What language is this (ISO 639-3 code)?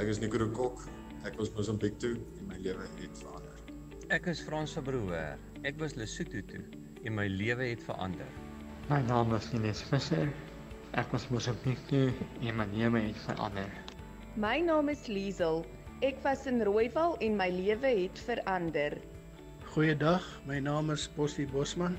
nld